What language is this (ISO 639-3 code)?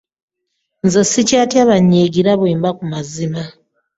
lug